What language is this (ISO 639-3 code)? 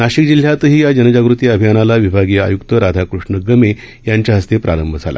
mar